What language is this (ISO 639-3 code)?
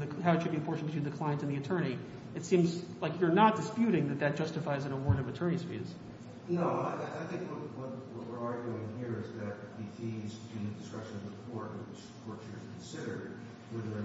eng